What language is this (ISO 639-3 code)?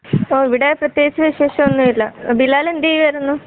mal